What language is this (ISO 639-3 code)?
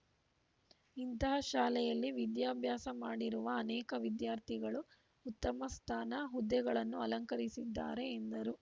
kan